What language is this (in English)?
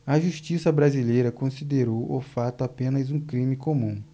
Portuguese